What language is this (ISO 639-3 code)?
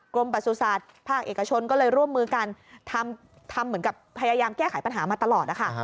tha